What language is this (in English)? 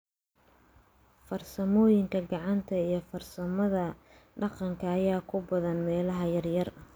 Somali